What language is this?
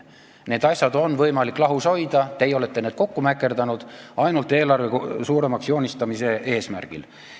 Estonian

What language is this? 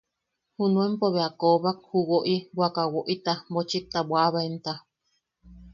Yaqui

